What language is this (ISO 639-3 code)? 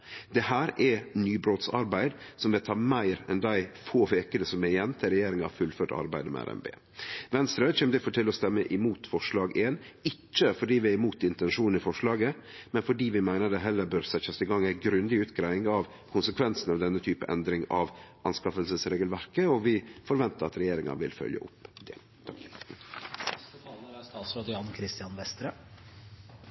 nno